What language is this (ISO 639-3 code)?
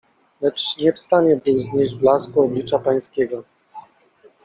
pol